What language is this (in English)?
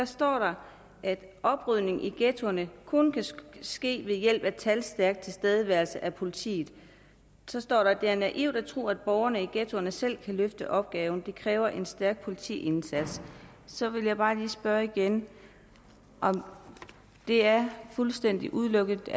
Danish